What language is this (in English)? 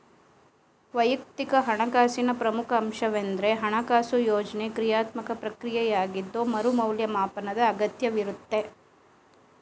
Kannada